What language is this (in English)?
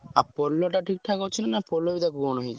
Odia